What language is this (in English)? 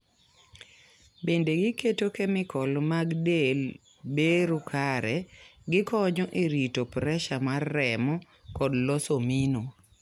Luo (Kenya and Tanzania)